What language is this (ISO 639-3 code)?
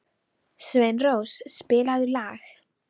isl